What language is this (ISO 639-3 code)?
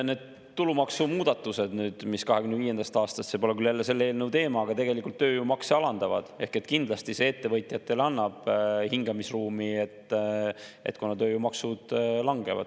est